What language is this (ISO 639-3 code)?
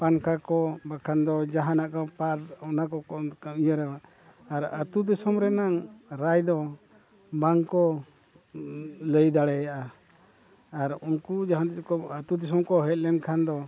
sat